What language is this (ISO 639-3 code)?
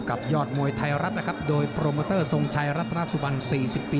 tha